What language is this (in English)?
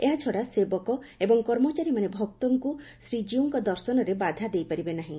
Odia